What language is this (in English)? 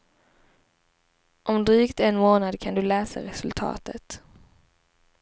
Swedish